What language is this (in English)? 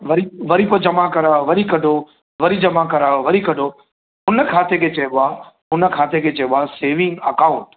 Sindhi